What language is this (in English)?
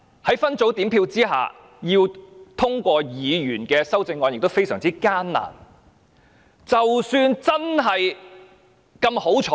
Cantonese